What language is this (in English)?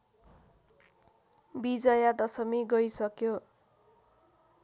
Nepali